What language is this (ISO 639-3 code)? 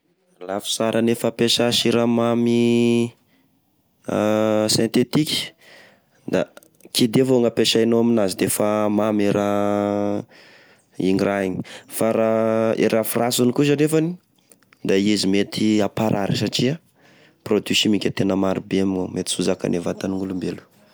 tkg